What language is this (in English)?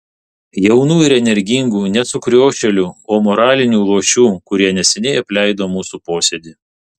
Lithuanian